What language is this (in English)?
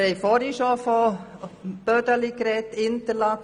Swiss German